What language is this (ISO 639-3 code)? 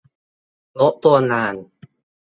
tha